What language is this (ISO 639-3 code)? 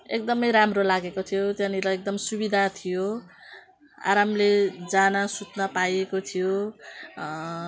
nep